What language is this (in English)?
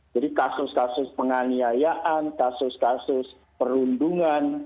Indonesian